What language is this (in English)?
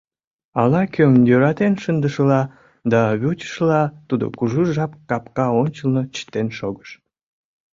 Mari